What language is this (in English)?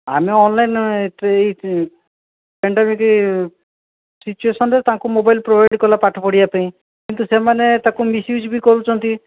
Odia